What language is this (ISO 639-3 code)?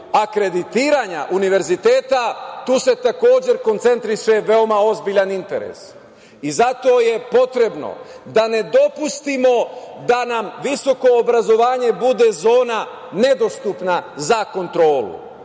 srp